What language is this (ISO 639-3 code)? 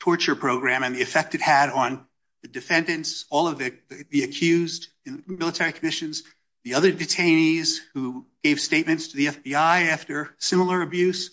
eng